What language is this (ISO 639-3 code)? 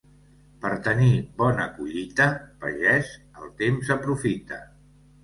cat